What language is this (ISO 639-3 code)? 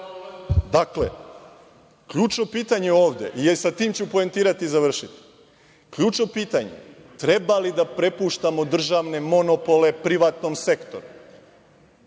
srp